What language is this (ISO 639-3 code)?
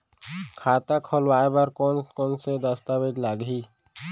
hne